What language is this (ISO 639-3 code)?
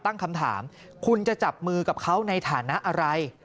tha